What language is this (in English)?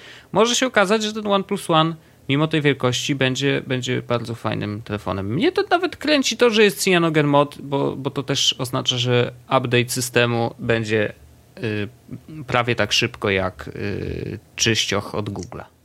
Polish